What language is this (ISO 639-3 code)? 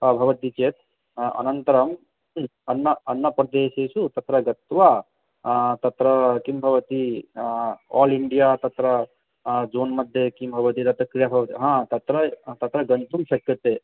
san